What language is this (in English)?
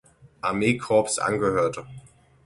German